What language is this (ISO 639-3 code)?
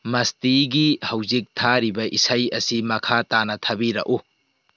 mni